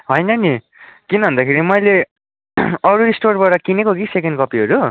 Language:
Nepali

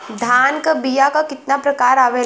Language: Bhojpuri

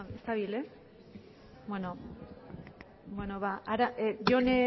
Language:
Basque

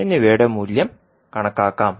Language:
Malayalam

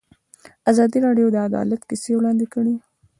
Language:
Pashto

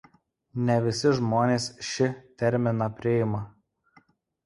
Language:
Lithuanian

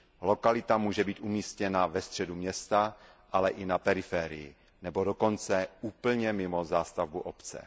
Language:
Czech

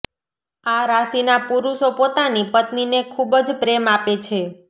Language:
Gujarati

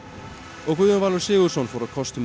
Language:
Icelandic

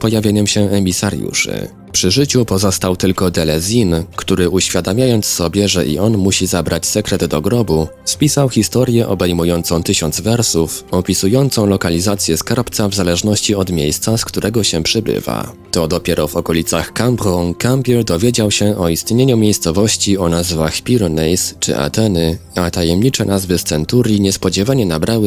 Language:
Polish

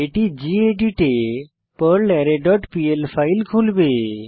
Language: Bangla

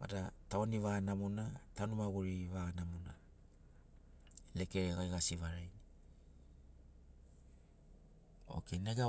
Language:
Sinaugoro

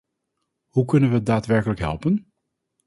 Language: Dutch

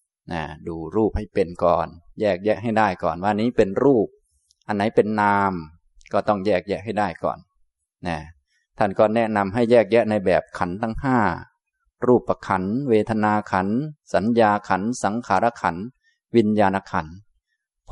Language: Thai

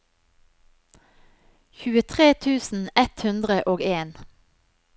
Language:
Norwegian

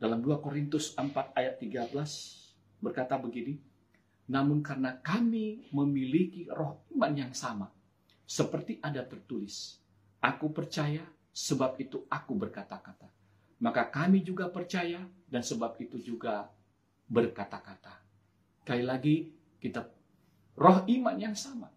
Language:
Indonesian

